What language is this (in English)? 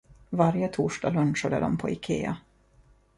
Swedish